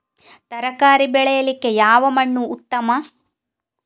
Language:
Kannada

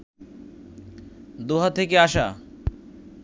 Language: Bangla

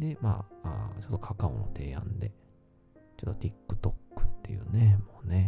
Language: Japanese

